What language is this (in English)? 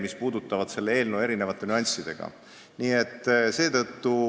Estonian